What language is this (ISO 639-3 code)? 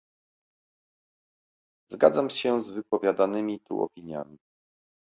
pol